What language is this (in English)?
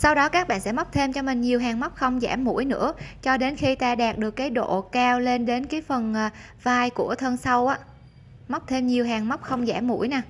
Vietnamese